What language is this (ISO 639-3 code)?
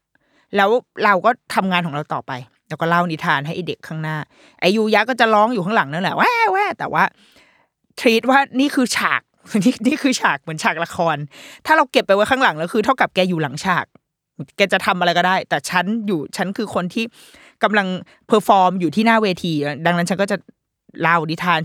tha